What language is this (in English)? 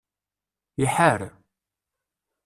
Kabyle